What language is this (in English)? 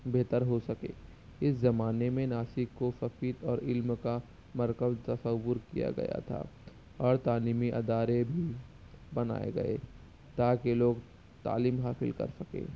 Urdu